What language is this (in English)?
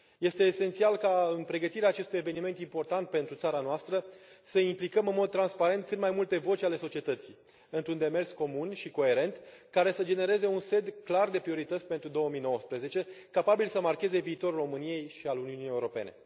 Romanian